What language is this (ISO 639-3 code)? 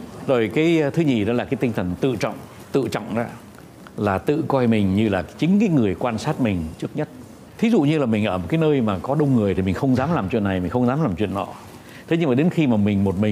vie